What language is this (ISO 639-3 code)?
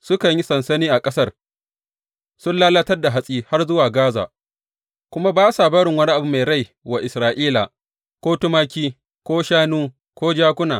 hau